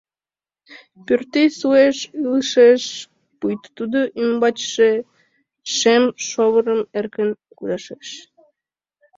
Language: Mari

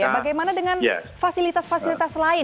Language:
Indonesian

